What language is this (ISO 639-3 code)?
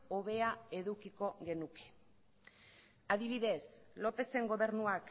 eus